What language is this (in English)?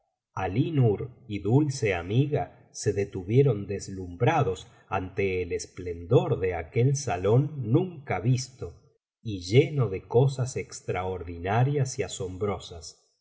Spanish